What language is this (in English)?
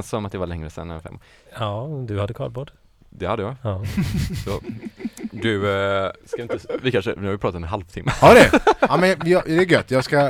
Swedish